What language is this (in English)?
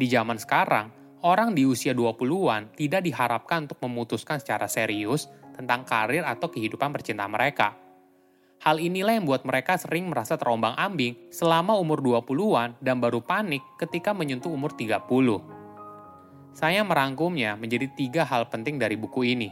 Indonesian